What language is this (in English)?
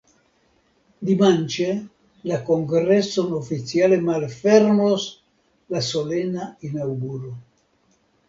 Esperanto